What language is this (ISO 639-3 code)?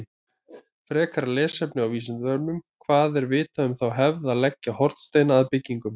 isl